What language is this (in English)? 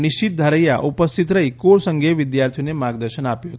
Gujarati